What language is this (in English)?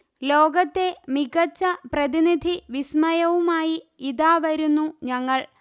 Malayalam